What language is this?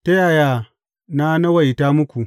Hausa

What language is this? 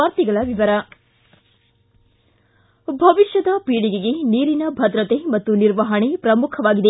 Kannada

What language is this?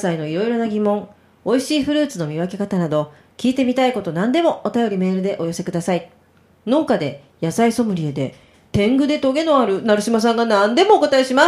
Japanese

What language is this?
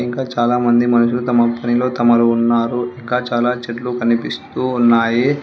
Telugu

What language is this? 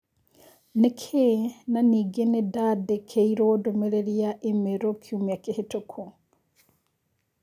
Kikuyu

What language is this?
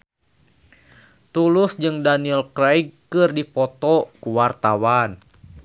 Sundanese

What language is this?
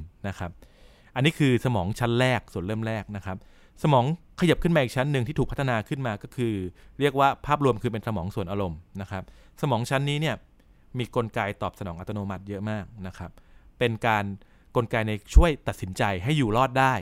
Thai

